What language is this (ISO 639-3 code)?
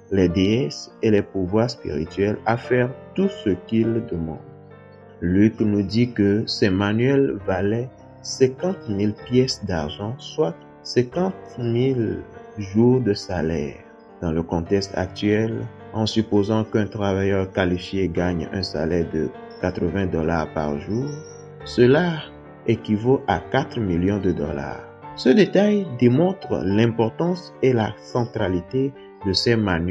fra